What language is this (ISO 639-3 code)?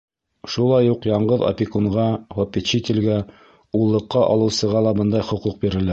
bak